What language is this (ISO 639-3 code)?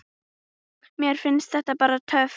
isl